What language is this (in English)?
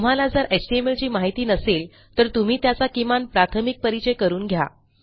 Marathi